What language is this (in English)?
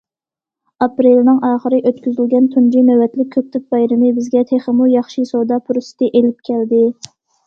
Uyghur